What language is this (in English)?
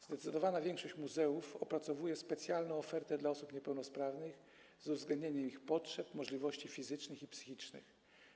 Polish